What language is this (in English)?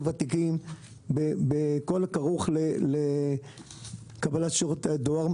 Hebrew